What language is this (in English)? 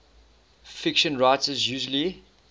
English